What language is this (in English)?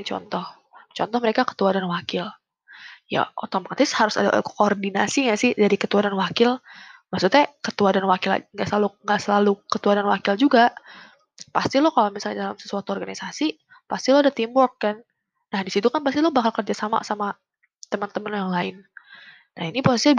Indonesian